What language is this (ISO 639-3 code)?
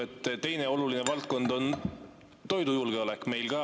est